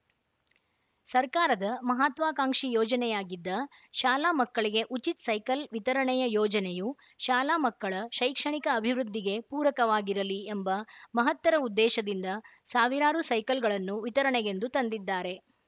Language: Kannada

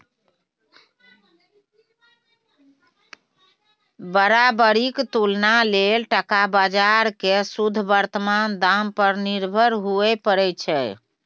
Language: Maithili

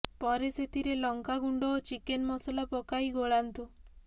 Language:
Odia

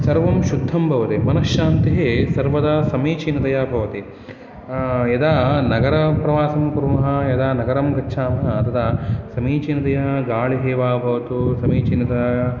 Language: Sanskrit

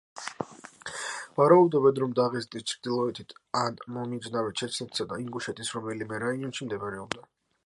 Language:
Georgian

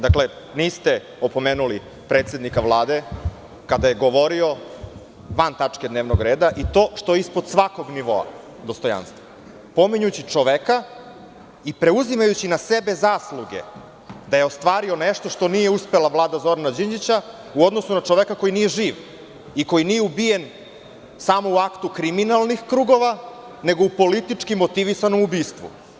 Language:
Serbian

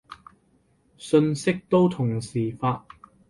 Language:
Cantonese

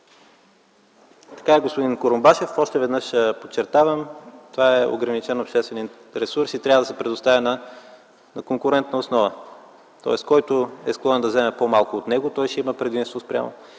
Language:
Bulgarian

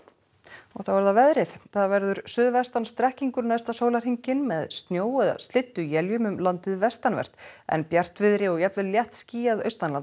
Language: Icelandic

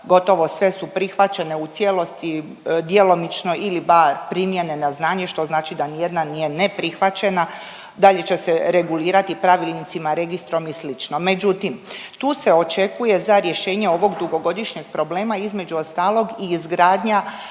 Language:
Croatian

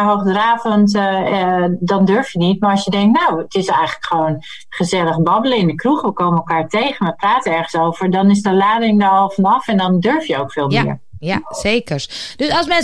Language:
Dutch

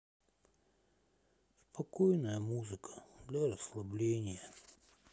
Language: Russian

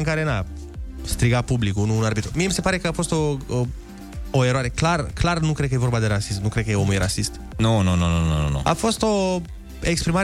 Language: Romanian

